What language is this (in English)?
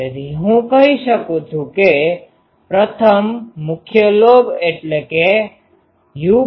Gujarati